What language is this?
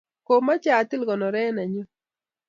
Kalenjin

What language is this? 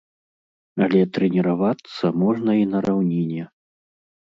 Belarusian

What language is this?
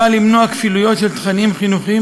Hebrew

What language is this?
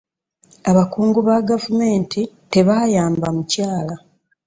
Ganda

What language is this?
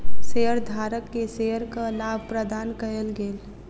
Maithili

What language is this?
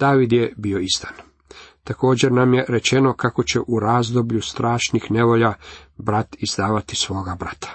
Croatian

